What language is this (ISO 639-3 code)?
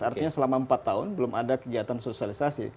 ind